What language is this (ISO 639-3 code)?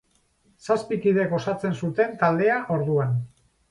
eus